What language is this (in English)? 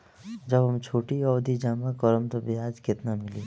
Bhojpuri